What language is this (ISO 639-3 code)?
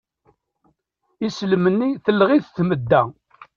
kab